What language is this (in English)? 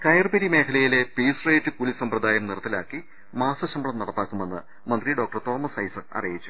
Malayalam